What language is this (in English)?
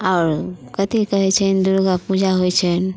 Maithili